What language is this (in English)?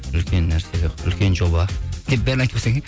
Kazakh